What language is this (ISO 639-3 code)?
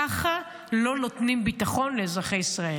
heb